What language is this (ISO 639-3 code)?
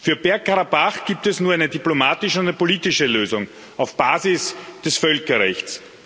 deu